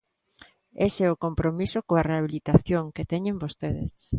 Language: Galician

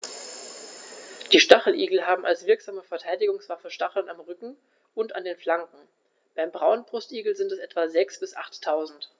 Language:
German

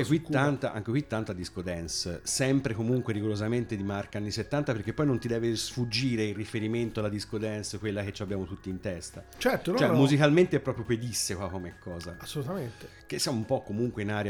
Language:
Italian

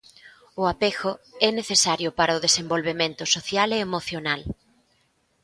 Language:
Galician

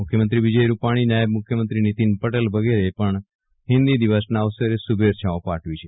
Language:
Gujarati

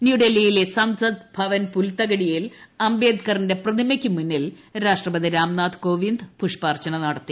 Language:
Malayalam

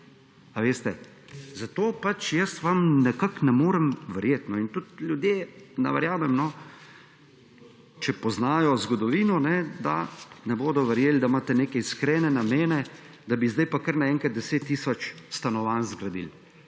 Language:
Slovenian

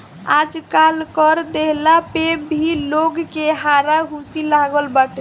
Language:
Bhojpuri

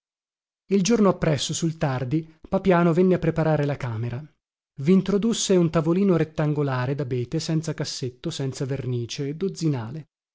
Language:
Italian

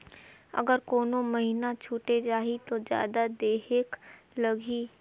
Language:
Chhattisgarhi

